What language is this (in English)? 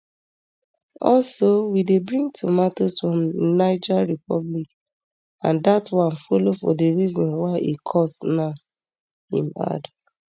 Nigerian Pidgin